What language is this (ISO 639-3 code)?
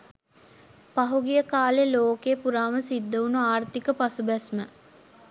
sin